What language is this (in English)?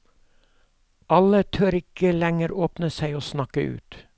Norwegian